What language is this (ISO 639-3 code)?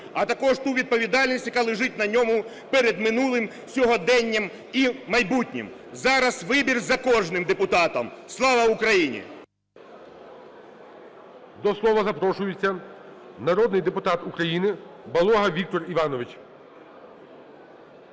ukr